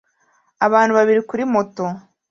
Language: Kinyarwanda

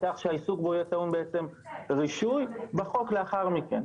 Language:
Hebrew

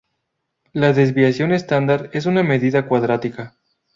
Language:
Spanish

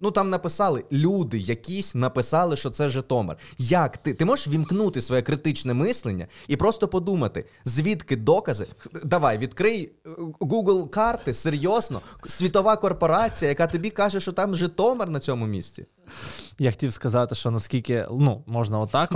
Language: Ukrainian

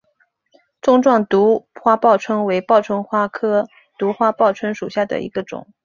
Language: Chinese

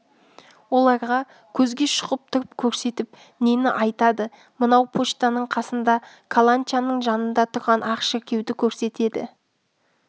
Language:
Kazakh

